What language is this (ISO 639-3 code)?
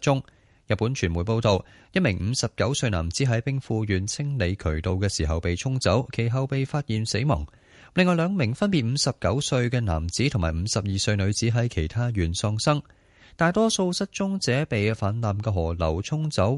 zho